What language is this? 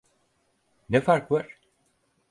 Turkish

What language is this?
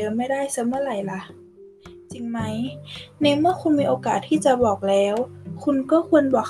Thai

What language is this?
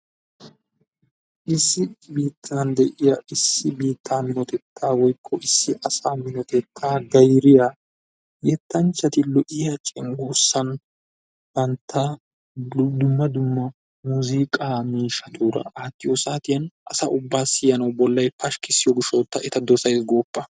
Wolaytta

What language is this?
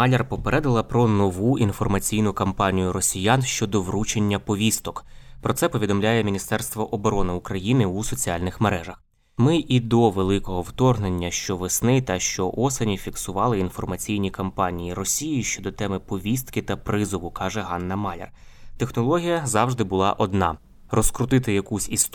Ukrainian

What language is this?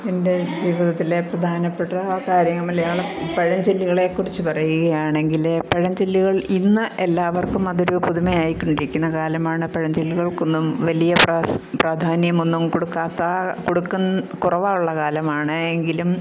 Malayalam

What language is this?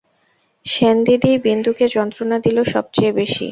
Bangla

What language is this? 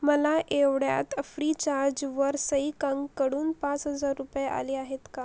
Marathi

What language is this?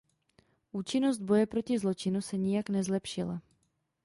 Czech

